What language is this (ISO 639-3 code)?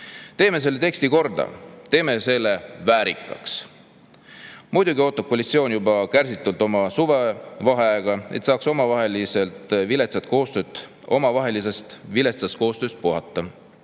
est